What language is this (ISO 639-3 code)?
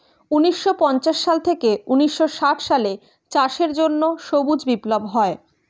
ben